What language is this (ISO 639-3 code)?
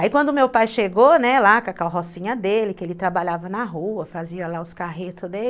por